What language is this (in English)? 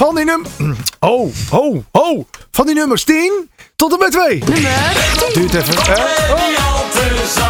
Dutch